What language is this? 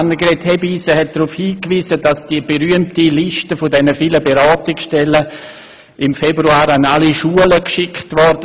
Swiss German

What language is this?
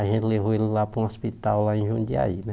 Portuguese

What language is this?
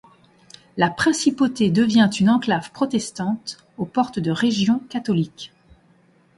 French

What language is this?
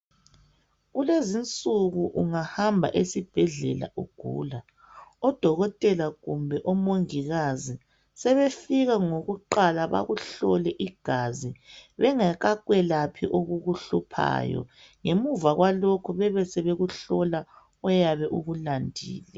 North Ndebele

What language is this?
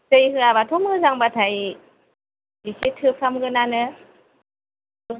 Bodo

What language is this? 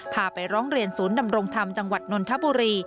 Thai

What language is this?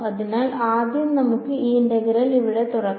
Malayalam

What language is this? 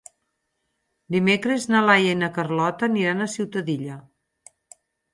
Catalan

